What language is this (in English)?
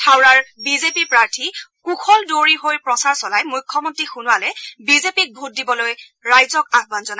Assamese